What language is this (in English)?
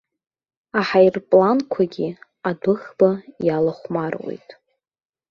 Abkhazian